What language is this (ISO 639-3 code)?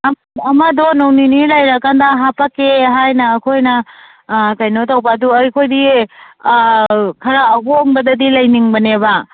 mni